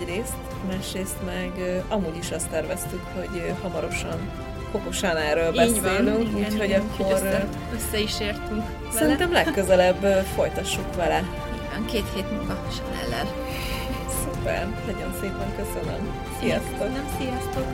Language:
Hungarian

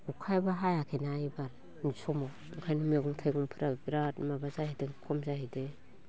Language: Bodo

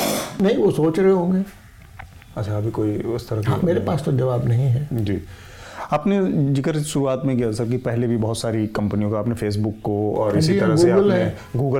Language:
Hindi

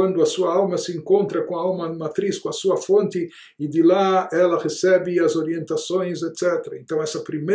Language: Portuguese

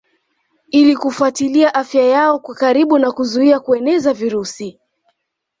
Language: Swahili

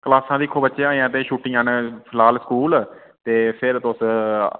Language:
Dogri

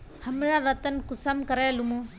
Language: Magahi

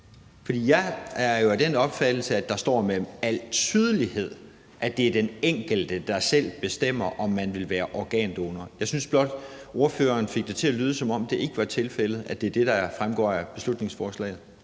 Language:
Danish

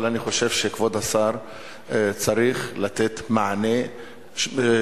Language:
Hebrew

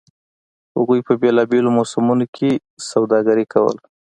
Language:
Pashto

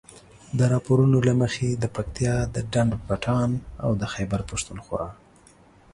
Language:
Pashto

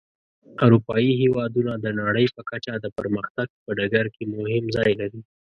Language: Pashto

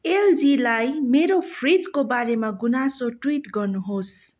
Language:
Nepali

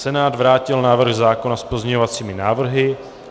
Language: Czech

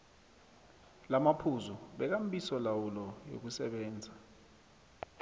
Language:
South Ndebele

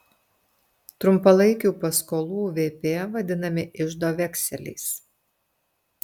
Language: Lithuanian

